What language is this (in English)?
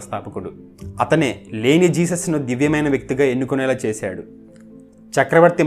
Telugu